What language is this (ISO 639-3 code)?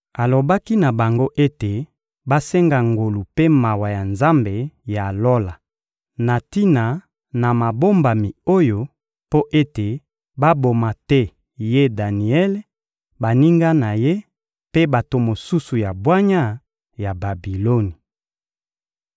lin